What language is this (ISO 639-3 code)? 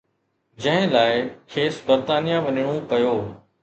snd